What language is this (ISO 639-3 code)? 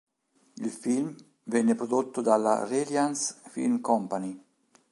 ita